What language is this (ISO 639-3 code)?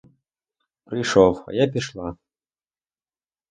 ukr